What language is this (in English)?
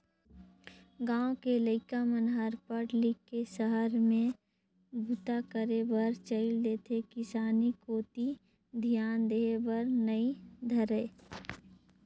Chhattisgarhi